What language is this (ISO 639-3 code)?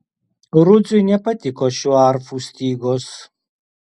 lit